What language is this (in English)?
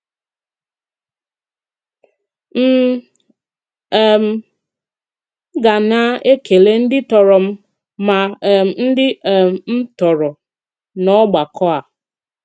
Igbo